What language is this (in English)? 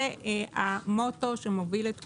Hebrew